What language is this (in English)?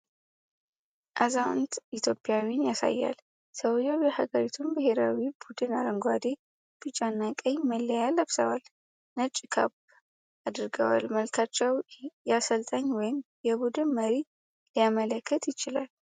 Amharic